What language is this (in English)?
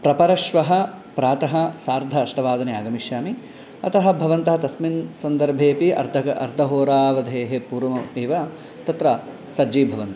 Sanskrit